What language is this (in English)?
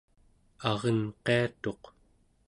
Central Yupik